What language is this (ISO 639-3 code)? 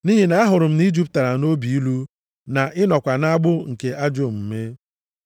ibo